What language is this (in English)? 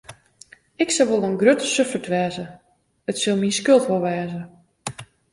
Western Frisian